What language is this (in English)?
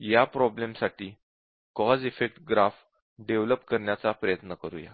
Marathi